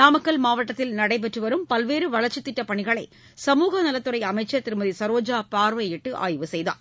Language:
Tamil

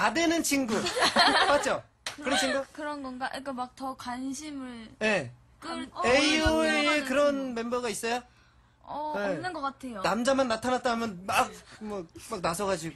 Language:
Korean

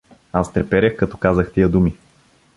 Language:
Bulgarian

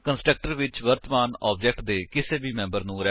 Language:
Punjabi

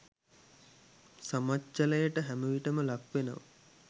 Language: Sinhala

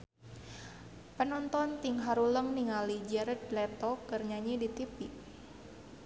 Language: Sundanese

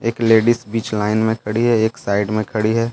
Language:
Hindi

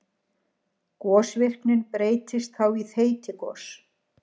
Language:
Icelandic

